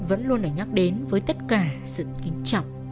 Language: Vietnamese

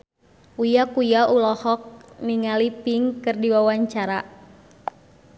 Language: Sundanese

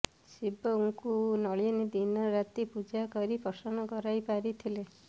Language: Odia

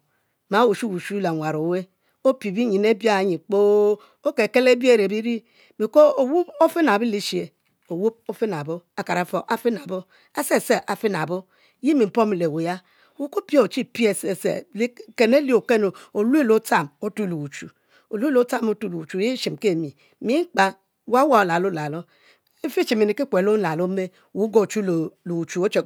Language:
Mbe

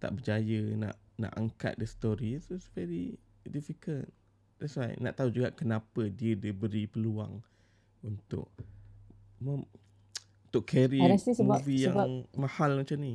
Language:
Malay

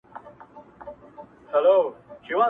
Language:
Pashto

